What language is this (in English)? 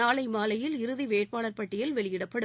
Tamil